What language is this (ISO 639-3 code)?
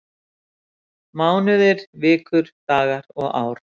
isl